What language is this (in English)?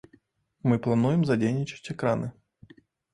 Belarusian